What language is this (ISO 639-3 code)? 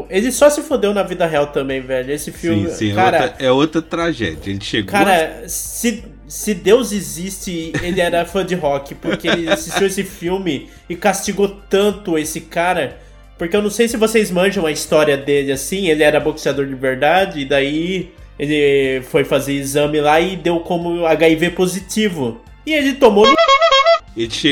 por